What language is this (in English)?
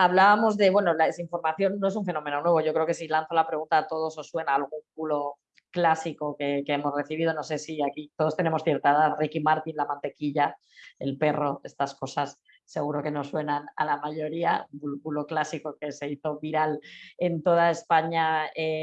Spanish